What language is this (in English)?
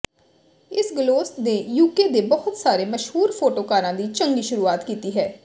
Punjabi